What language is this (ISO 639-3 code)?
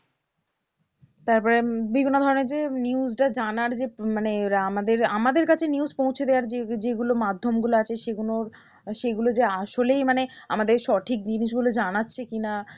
ben